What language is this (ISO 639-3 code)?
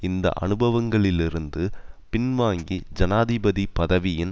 tam